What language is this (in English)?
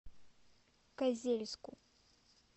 Russian